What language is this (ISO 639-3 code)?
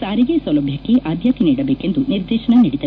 kan